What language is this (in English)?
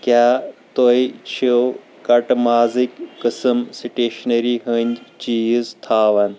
Kashmiri